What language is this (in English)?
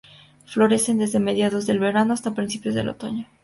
Spanish